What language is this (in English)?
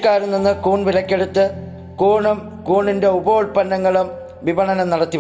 Malayalam